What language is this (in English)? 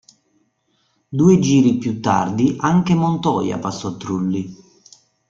Italian